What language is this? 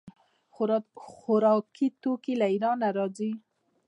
Pashto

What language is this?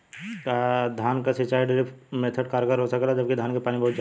Bhojpuri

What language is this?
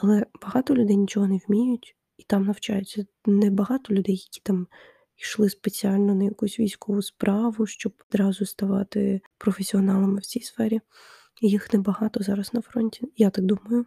Ukrainian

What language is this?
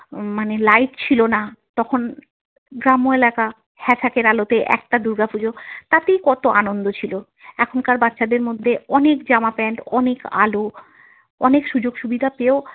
Bangla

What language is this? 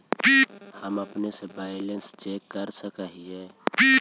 Magahi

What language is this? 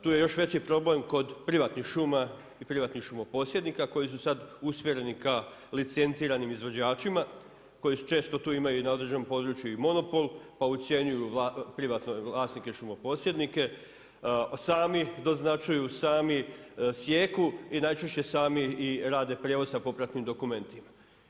Croatian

